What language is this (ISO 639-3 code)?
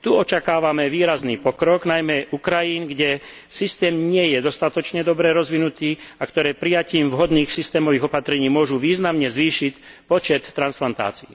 slk